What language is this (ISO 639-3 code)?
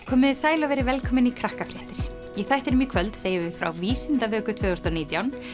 isl